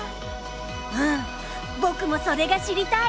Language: Japanese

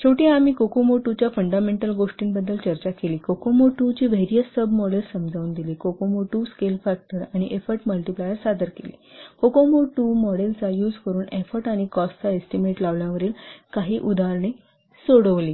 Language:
Marathi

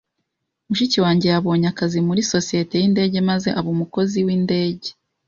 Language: Kinyarwanda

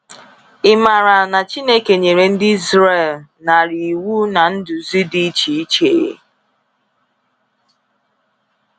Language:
Igbo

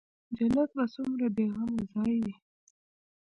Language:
Pashto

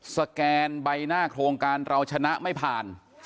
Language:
Thai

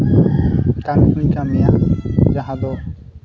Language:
Santali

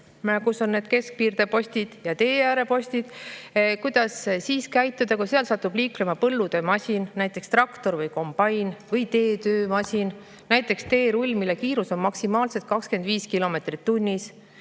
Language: Estonian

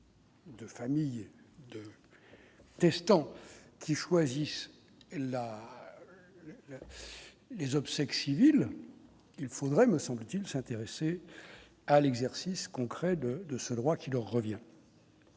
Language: French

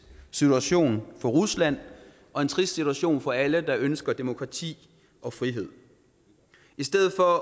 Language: Danish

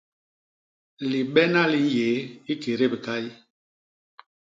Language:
Basaa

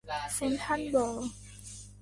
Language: Thai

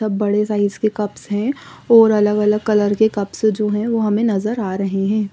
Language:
Hindi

